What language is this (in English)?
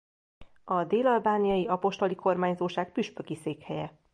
Hungarian